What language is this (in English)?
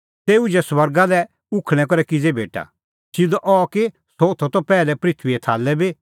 Kullu Pahari